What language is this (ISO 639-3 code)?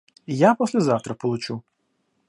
rus